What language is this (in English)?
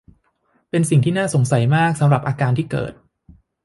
Thai